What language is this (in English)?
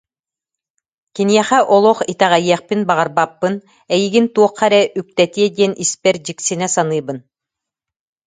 Yakut